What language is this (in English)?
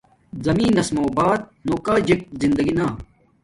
Domaaki